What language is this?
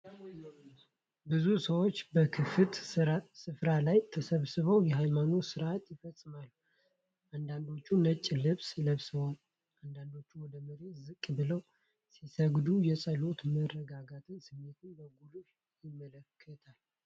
Amharic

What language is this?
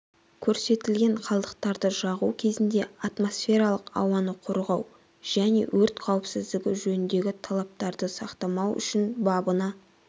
Kazakh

